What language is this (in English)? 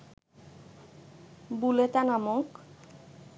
Bangla